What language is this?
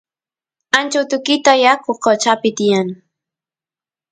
Santiago del Estero Quichua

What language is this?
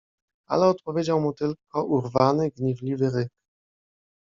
Polish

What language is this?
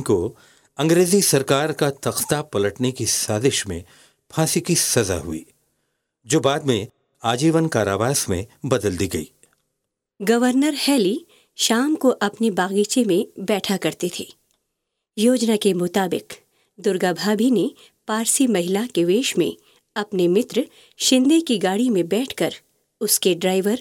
Hindi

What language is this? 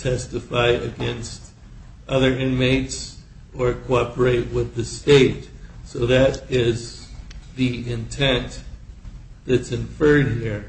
English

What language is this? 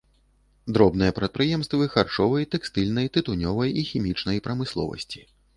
Belarusian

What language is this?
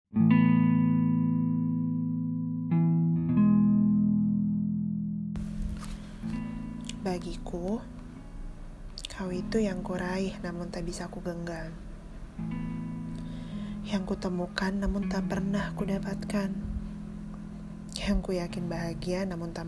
Indonesian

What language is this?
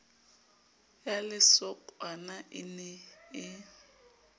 Southern Sotho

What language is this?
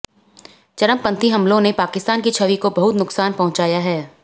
Hindi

